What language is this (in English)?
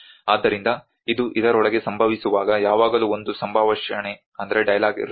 Kannada